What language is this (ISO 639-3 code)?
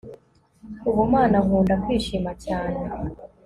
kin